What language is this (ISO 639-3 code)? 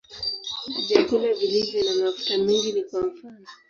swa